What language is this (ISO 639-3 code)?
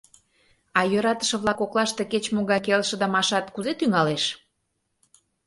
chm